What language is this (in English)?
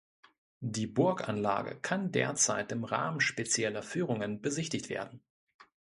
German